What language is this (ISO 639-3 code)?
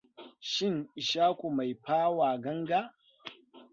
hau